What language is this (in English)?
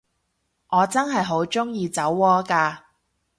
Cantonese